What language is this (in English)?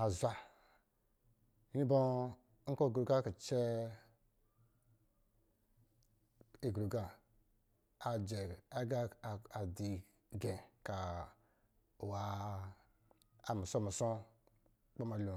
Lijili